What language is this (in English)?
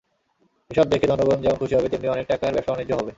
Bangla